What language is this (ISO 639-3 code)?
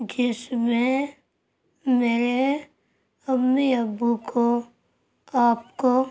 urd